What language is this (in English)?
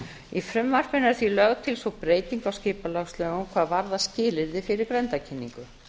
Icelandic